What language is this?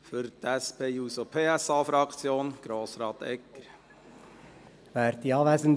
Swiss German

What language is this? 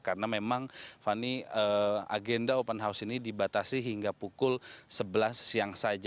Indonesian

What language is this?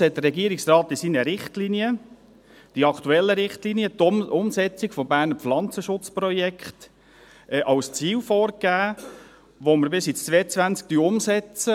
Swiss German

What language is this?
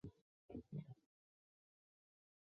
Chinese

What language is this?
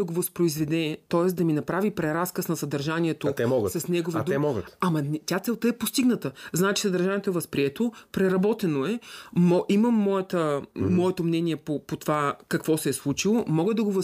Bulgarian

